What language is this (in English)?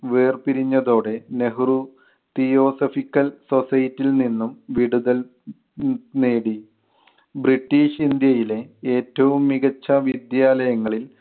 Malayalam